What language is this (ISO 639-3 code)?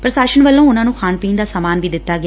pan